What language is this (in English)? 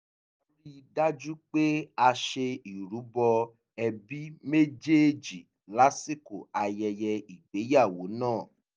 Yoruba